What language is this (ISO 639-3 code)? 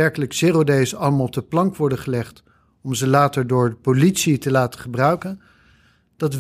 nld